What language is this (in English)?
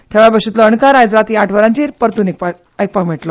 Konkani